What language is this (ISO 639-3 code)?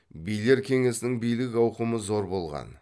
kaz